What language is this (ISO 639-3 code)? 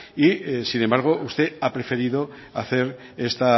spa